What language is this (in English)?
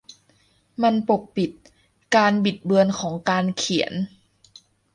Thai